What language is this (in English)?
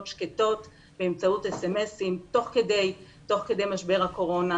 Hebrew